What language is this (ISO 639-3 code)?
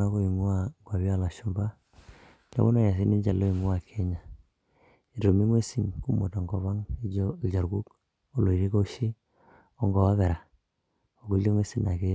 mas